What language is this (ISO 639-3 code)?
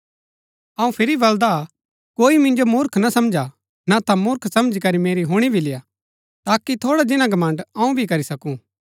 gbk